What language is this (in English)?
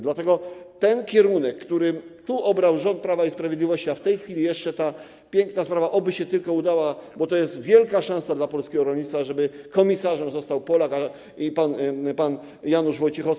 Polish